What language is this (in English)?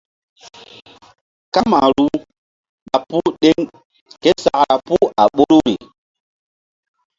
Mbum